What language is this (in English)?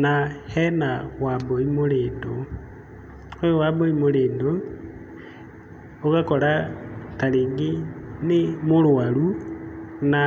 Kikuyu